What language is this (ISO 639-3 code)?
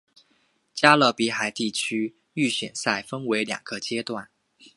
zho